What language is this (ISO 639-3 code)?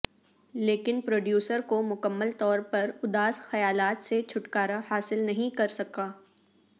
urd